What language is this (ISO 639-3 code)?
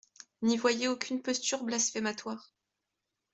fra